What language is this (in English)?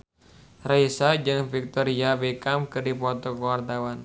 Sundanese